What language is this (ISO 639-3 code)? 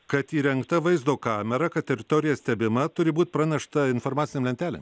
lit